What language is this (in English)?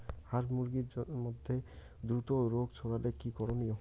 Bangla